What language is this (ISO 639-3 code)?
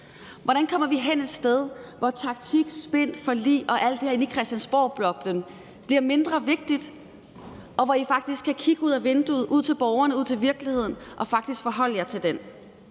dan